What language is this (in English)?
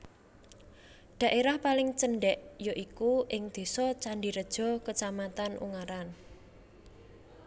Javanese